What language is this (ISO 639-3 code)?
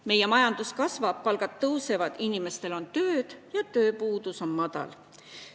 est